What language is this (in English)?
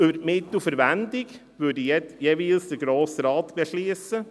Swiss German